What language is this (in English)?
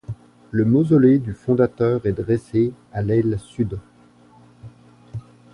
French